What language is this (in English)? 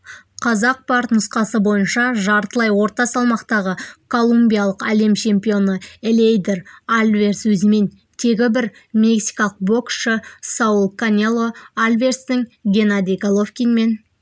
Kazakh